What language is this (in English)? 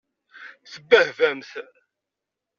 Kabyle